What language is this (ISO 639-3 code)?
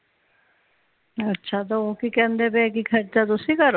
pan